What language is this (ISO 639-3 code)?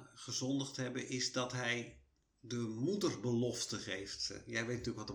nld